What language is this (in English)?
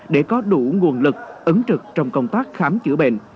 Vietnamese